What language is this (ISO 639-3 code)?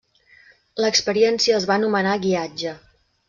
cat